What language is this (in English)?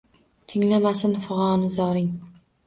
Uzbek